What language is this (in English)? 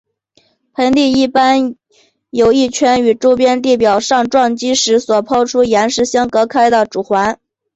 Chinese